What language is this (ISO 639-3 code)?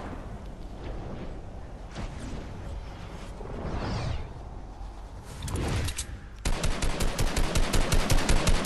nld